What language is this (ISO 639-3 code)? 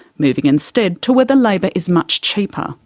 eng